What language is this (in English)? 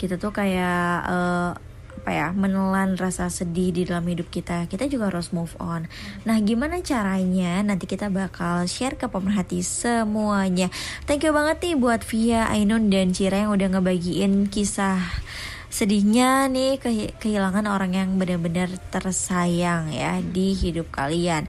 Indonesian